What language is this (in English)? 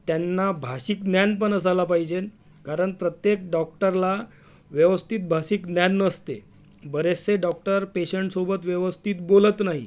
Marathi